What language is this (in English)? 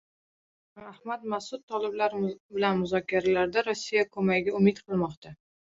Uzbek